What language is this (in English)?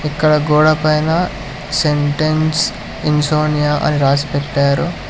Telugu